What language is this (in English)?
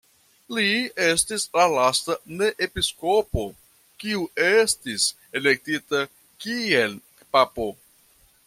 Esperanto